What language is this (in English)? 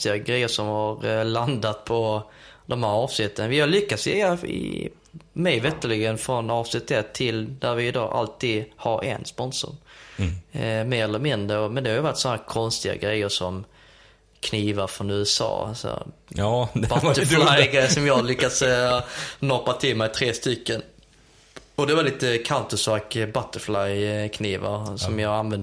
Swedish